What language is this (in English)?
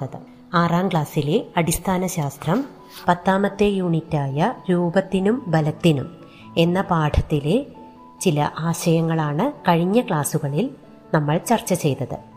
Malayalam